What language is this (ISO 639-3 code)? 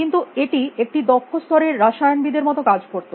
ben